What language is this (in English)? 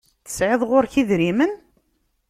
Kabyle